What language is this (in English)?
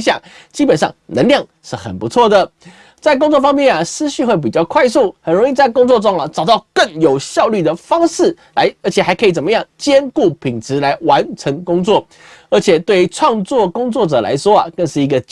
Chinese